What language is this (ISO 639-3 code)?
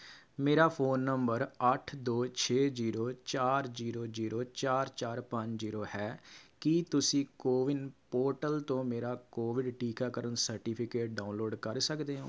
pan